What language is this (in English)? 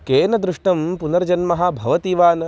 Sanskrit